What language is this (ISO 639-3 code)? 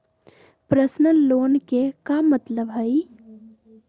mag